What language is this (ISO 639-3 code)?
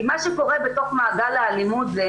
heb